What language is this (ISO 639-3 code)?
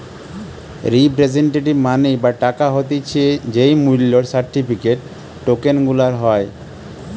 ben